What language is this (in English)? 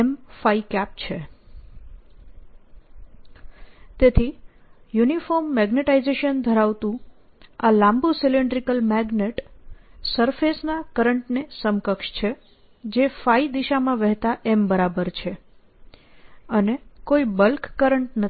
Gujarati